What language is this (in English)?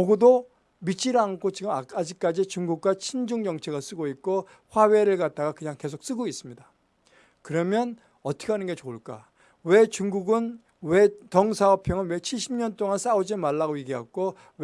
Korean